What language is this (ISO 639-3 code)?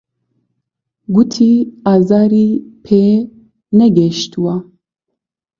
ckb